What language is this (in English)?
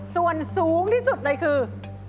Thai